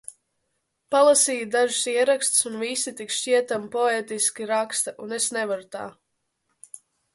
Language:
Latvian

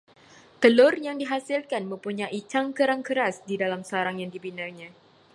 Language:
Malay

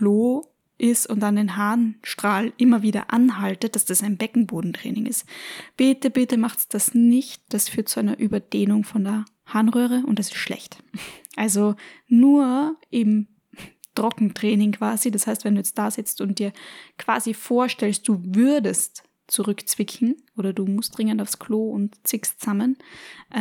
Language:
German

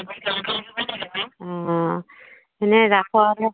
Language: Assamese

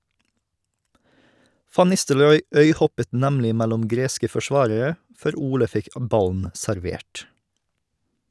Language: Norwegian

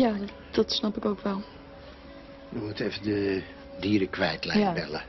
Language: Dutch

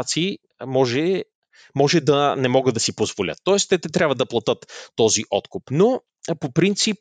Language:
Bulgarian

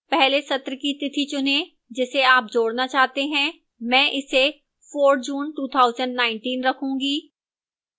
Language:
Hindi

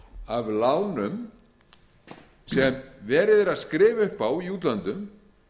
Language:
Icelandic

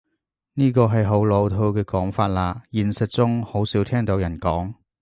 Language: Cantonese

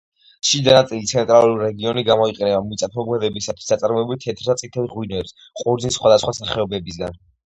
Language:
Georgian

